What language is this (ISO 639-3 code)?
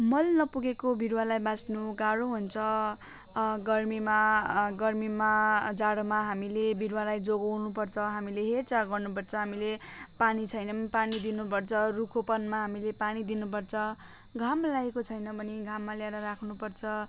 nep